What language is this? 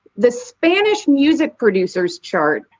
English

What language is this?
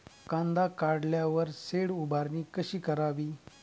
Marathi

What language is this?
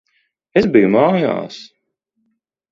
Latvian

